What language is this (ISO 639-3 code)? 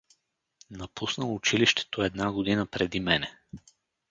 bul